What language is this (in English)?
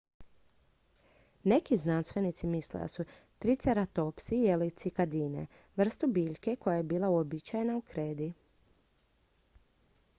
Croatian